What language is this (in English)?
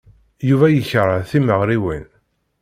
Kabyle